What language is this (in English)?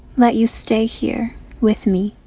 English